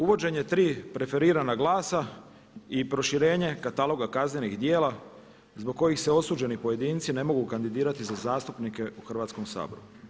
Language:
Croatian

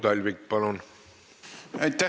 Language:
Estonian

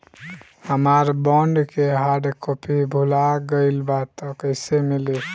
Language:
Bhojpuri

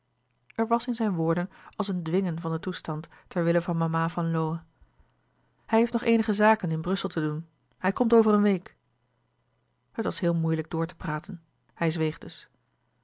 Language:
Dutch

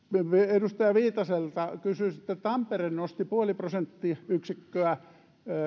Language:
Finnish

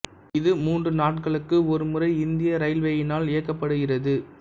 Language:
Tamil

